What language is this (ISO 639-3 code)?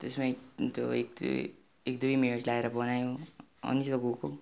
nep